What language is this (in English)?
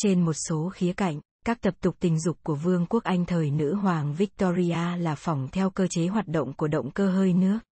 Vietnamese